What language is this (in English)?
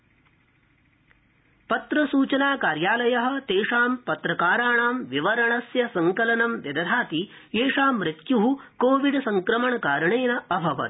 Sanskrit